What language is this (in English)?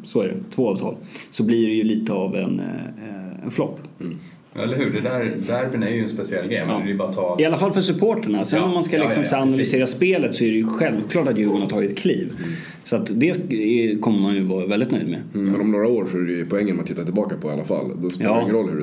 Swedish